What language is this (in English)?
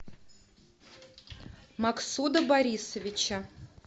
Russian